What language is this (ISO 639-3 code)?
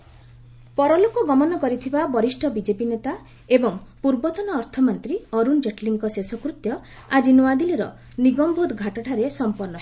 ori